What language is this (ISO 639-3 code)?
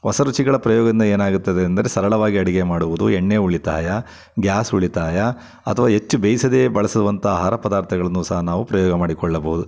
kan